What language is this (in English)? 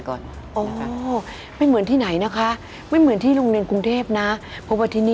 Thai